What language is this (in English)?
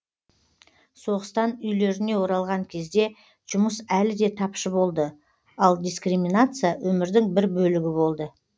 Kazakh